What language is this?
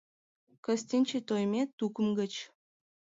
Mari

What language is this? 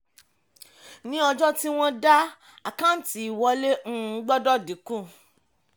Yoruba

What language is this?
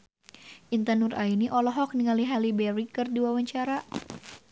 Sundanese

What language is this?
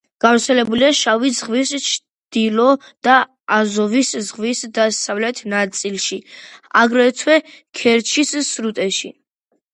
Georgian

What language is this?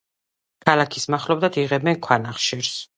Georgian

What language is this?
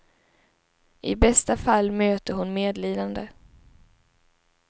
Swedish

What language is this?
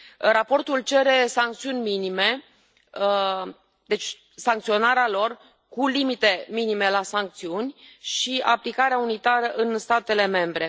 Romanian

